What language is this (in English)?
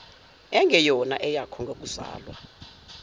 Zulu